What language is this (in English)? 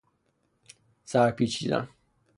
Persian